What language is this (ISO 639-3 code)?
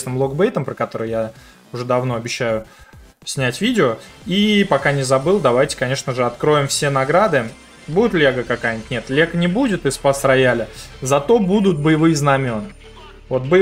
rus